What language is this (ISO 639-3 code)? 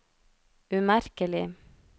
nor